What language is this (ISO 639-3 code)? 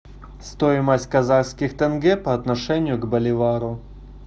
rus